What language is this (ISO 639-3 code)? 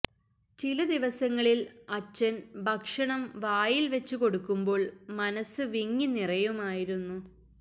mal